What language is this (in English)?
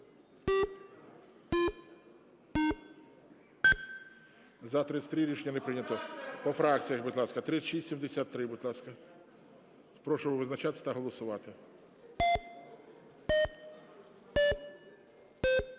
Ukrainian